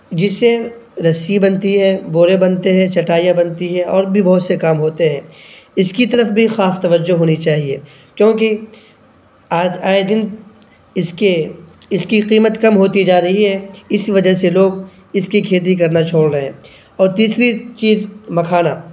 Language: Urdu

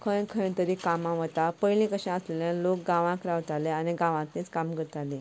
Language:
Konkani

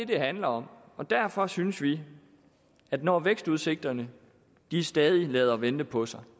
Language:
Danish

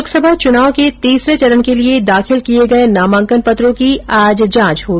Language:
Hindi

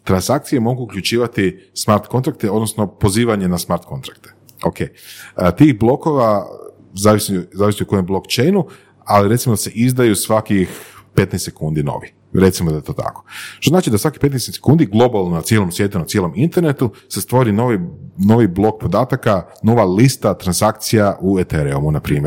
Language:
Croatian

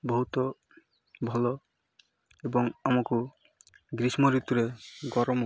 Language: Odia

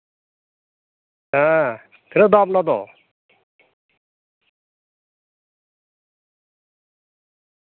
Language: Santali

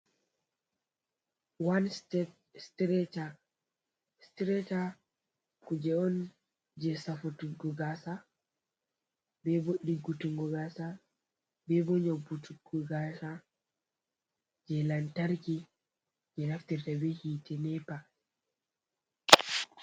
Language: Fula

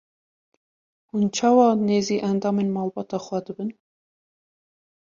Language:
Kurdish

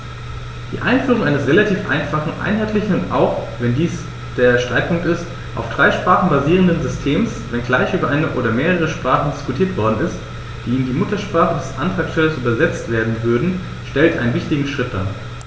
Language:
German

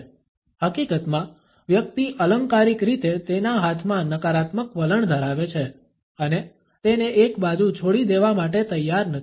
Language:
Gujarati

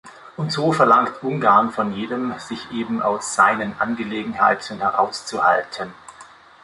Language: German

